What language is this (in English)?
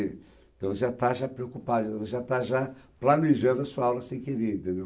Portuguese